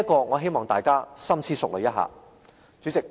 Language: Cantonese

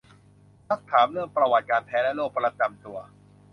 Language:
Thai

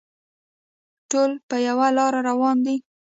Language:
Pashto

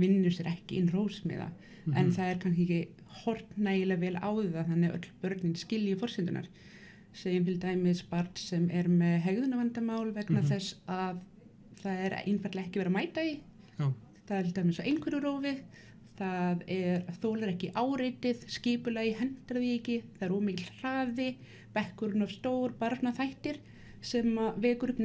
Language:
Icelandic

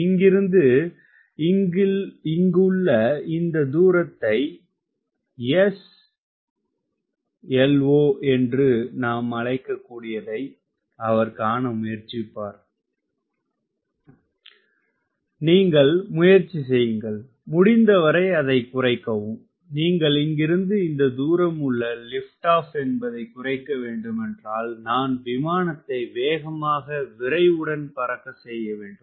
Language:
Tamil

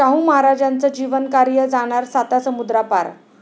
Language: Marathi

